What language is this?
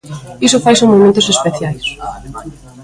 Galician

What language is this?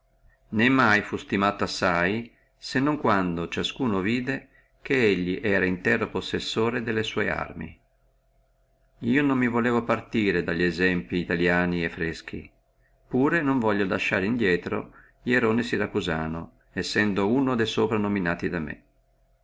Italian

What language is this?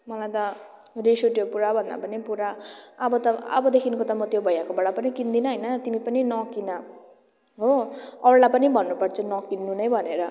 Nepali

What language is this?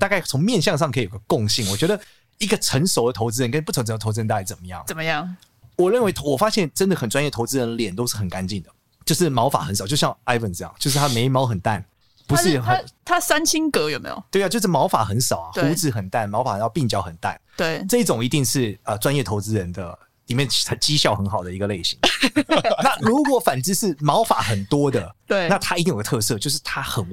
Chinese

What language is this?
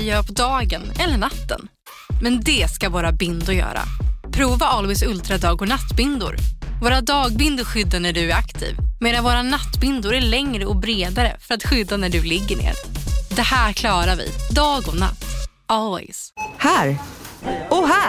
Swedish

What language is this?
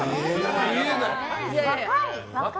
Japanese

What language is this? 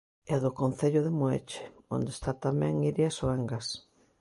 Galician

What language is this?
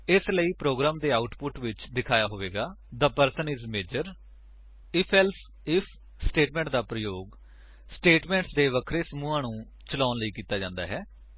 Punjabi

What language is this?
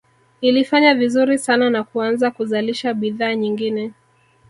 Swahili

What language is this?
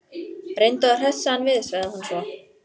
Icelandic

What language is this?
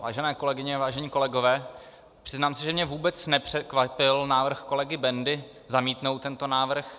Czech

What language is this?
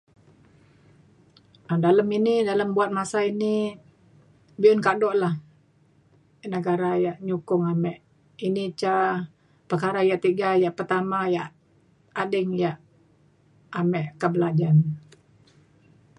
Mainstream Kenyah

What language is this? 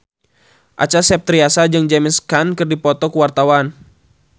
Sundanese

